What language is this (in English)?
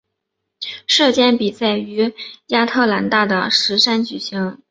Chinese